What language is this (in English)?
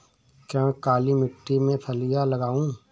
Hindi